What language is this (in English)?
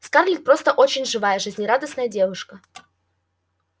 Russian